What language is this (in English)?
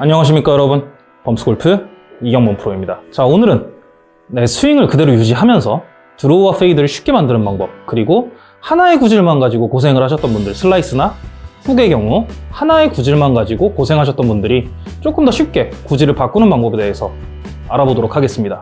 Korean